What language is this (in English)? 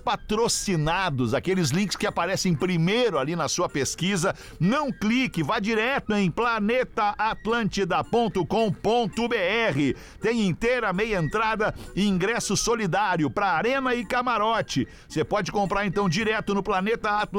Portuguese